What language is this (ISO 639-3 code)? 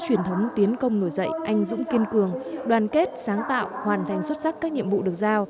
vie